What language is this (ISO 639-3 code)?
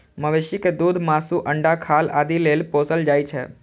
mai